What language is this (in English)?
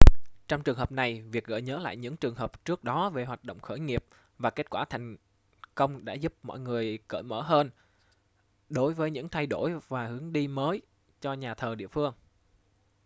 Vietnamese